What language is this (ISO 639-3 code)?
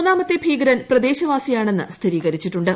mal